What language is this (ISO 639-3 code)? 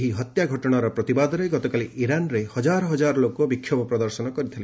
ori